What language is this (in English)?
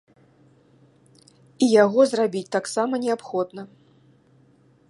Belarusian